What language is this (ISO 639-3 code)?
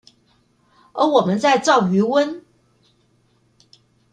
zho